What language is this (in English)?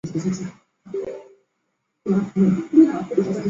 Chinese